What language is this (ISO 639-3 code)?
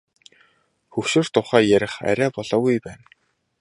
mon